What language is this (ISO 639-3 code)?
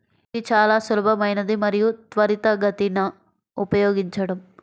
tel